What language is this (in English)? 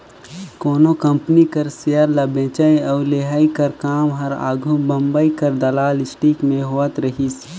Chhattisgarhi